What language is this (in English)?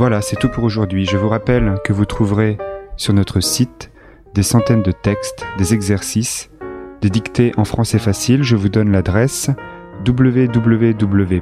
French